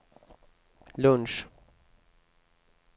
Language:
Swedish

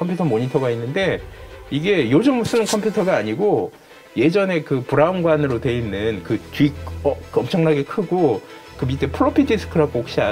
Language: Korean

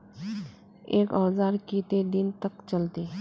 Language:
Magahi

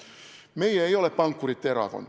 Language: Estonian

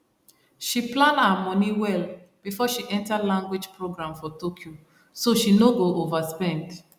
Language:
Nigerian Pidgin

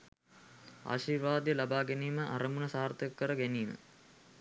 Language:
Sinhala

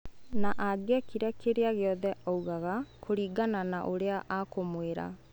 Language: Kikuyu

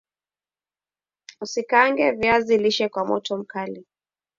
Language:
Swahili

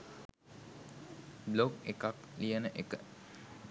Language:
Sinhala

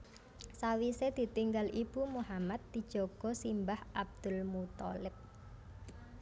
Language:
Javanese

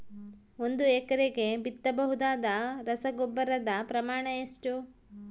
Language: Kannada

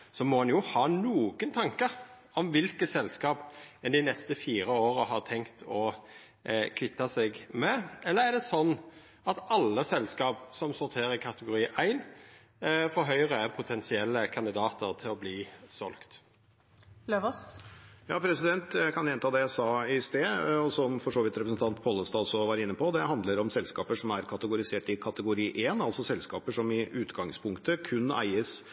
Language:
Norwegian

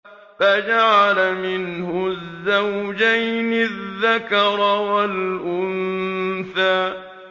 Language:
Arabic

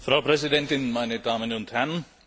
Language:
German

